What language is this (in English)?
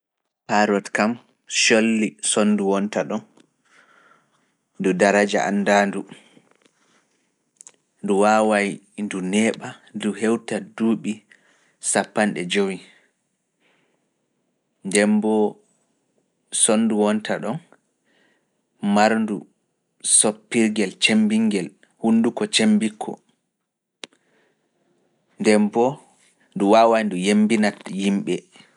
Fula